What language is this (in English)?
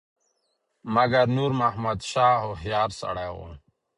Pashto